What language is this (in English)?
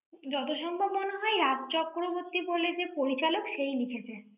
Bangla